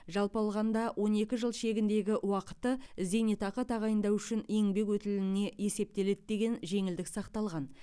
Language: Kazakh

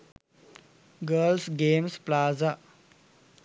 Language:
Sinhala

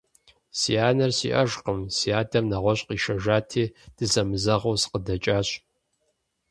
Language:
Kabardian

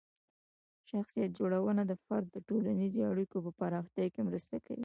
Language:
Pashto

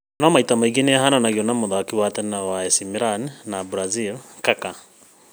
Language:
Kikuyu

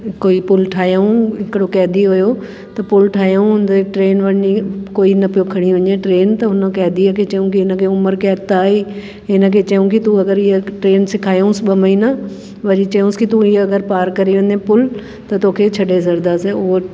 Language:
Sindhi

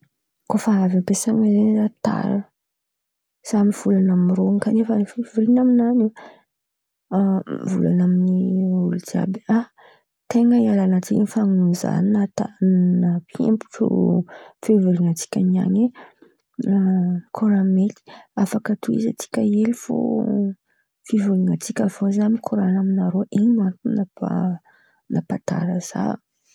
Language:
Antankarana Malagasy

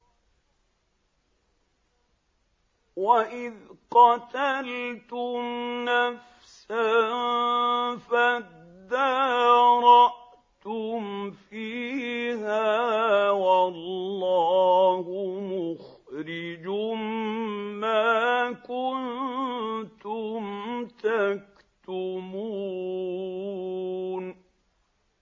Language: Arabic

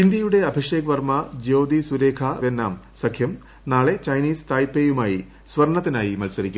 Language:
Malayalam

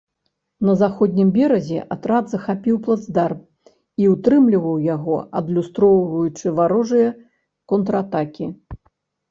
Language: Belarusian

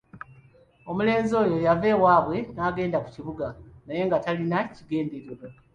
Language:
Ganda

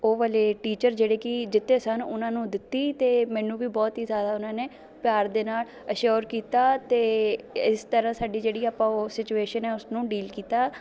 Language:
Punjabi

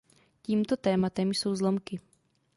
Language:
Czech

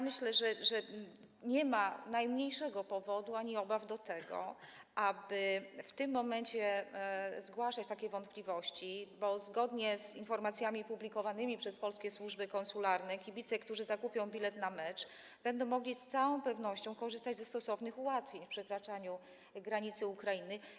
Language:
Polish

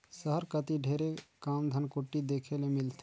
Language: Chhattisgarhi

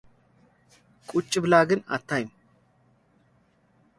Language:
Amharic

